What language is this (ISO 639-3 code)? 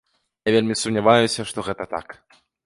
bel